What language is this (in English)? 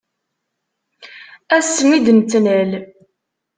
Kabyle